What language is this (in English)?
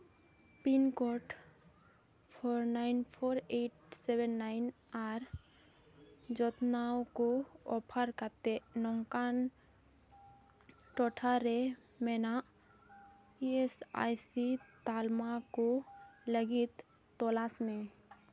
Santali